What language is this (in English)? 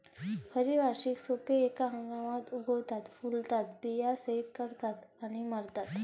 Marathi